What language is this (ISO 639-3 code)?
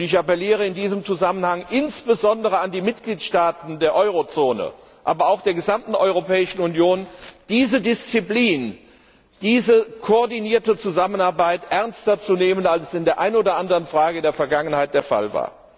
deu